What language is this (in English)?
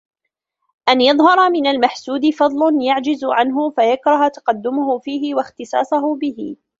Arabic